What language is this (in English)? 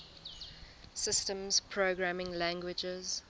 English